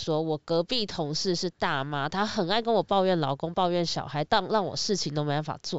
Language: Chinese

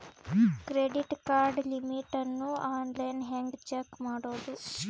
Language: Kannada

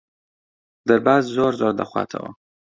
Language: Central Kurdish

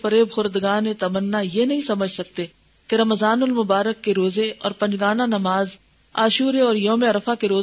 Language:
Urdu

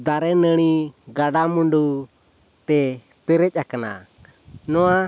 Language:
Santali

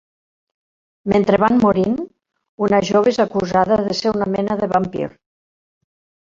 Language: Catalan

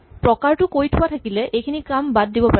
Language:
Assamese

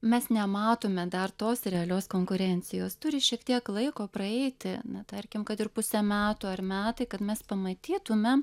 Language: Lithuanian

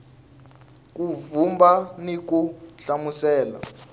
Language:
Tsonga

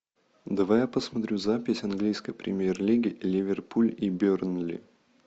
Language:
Russian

